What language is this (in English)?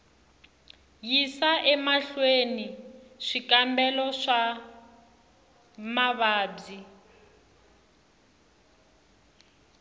Tsonga